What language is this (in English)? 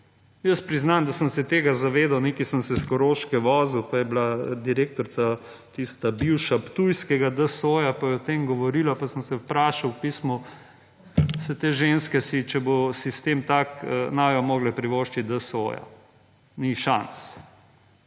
Slovenian